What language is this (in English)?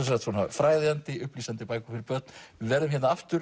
Icelandic